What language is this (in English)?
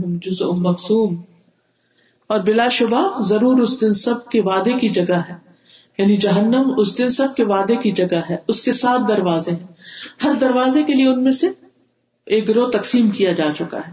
Urdu